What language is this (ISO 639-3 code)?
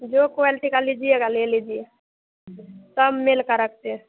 hin